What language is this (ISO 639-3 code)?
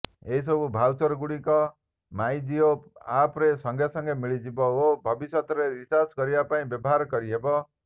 ori